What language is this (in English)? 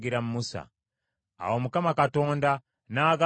Ganda